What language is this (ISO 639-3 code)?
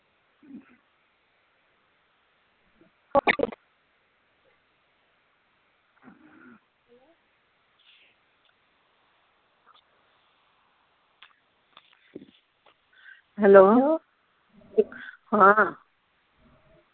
pan